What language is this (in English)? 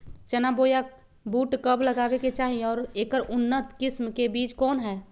Magahi